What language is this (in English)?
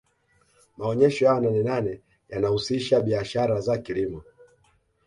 Swahili